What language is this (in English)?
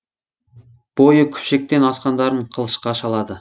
Kazakh